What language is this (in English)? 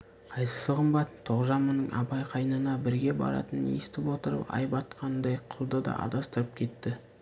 Kazakh